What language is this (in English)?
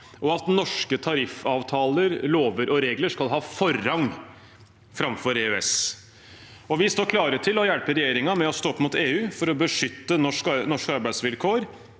Norwegian